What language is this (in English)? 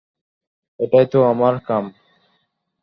Bangla